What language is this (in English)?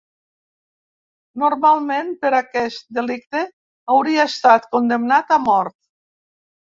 Catalan